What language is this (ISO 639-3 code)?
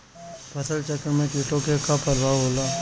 bho